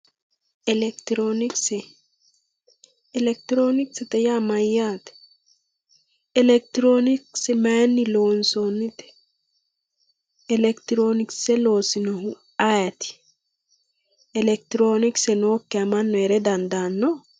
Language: Sidamo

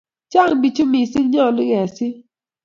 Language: Kalenjin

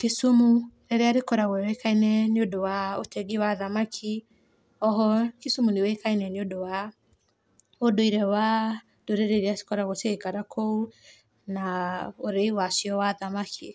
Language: Kikuyu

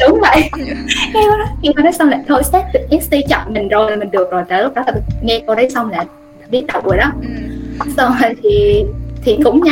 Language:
Vietnamese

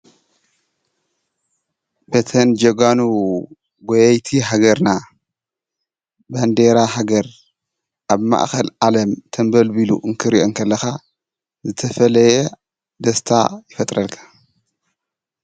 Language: Tigrinya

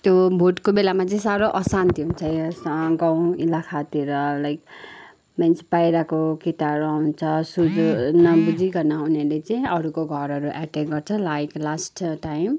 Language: Nepali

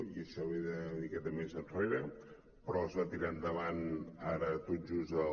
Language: Catalan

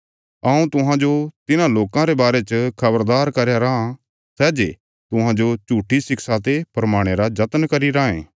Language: Bilaspuri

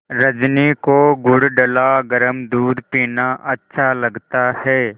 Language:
Hindi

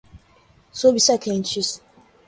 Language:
Portuguese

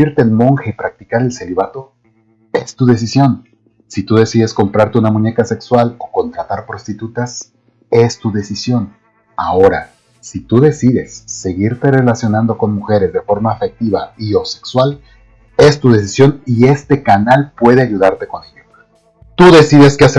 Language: Spanish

